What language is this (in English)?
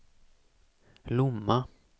Swedish